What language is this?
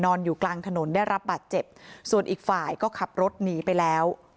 Thai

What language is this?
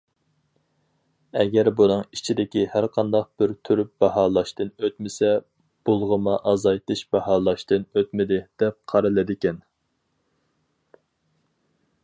Uyghur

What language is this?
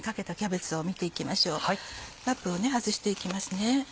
Japanese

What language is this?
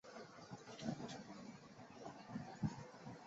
Chinese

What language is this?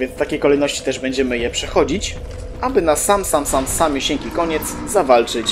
Polish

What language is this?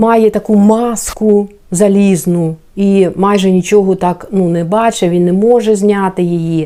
Ukrainian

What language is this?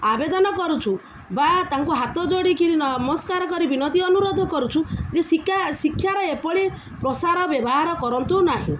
Odia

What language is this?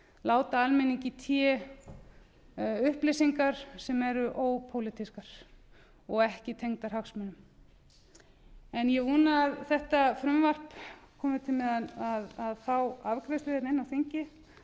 Icelandic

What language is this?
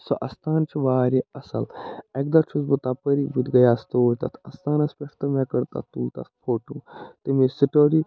Kashmiri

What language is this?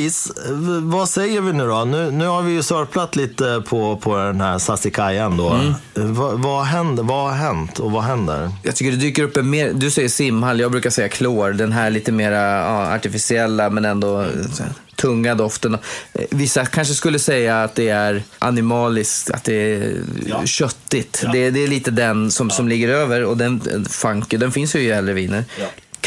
Swedish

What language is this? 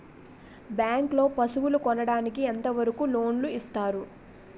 Telugu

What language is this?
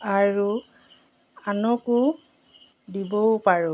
Assamese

